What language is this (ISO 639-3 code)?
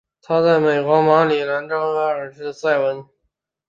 zho